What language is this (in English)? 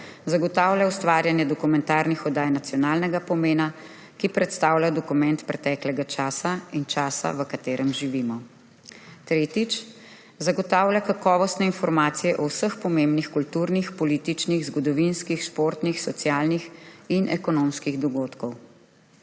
Slovenian